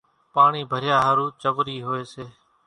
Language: Kachi Koli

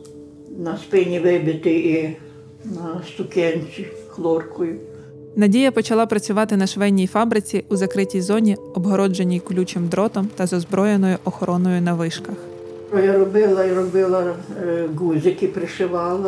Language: Ukrainian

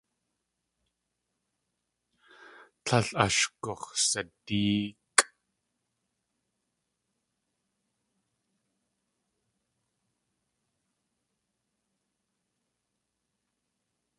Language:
Tlingit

